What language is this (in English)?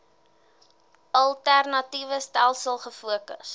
Afrikaans